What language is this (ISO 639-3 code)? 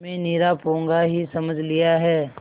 hin